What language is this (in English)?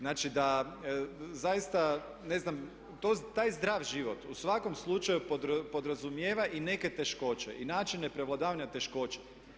Croatian